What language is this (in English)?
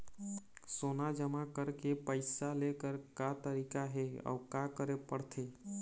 Chhattisgarhi